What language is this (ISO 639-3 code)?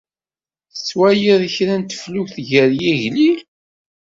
kab